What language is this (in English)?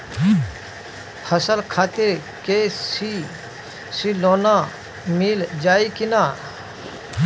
Bhojpuri